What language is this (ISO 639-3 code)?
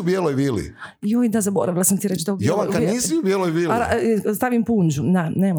hrv